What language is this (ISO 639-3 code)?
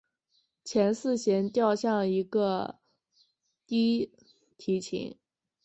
zho